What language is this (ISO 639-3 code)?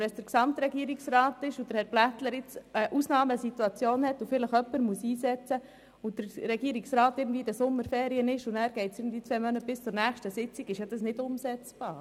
gsw